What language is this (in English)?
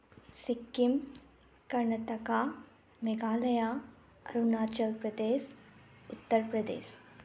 Manipuri